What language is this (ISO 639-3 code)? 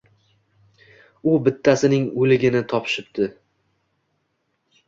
uzb